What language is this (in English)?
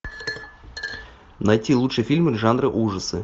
Russian